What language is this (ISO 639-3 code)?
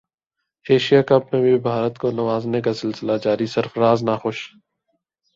urd